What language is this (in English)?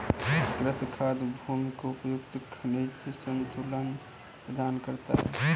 Hindi